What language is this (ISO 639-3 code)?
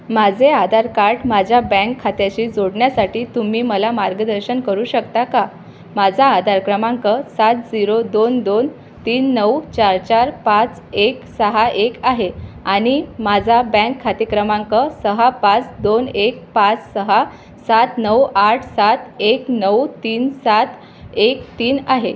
mar